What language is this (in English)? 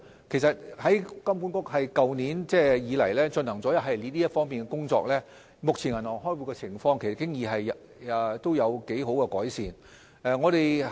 Cantonese